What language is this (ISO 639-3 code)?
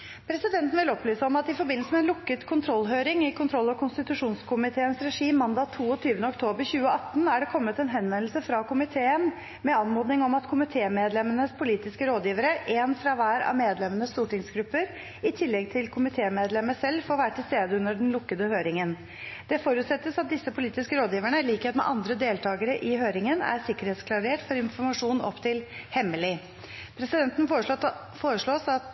nob